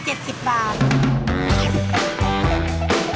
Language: Thai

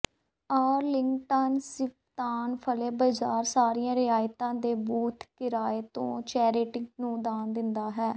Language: Punjabi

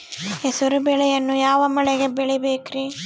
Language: Kannada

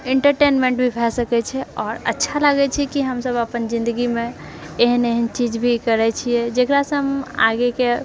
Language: Maithili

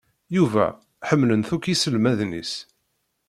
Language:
Kabyle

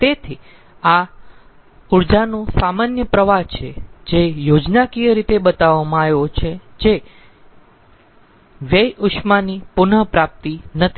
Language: Gujarati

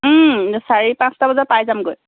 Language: Assamese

